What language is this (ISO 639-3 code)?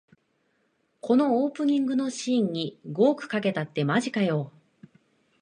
jpn